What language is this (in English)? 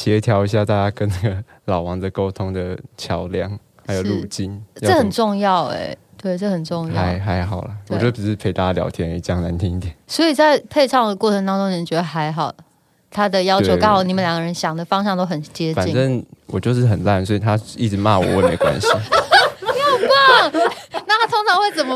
Chinese